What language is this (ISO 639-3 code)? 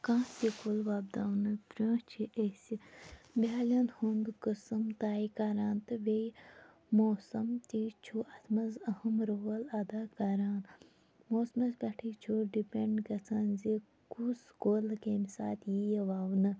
kas